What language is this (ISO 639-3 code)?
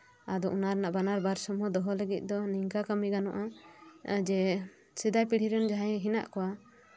sat